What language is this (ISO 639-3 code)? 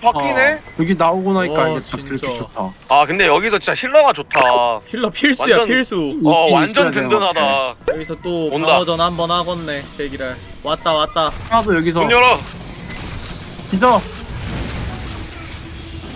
kor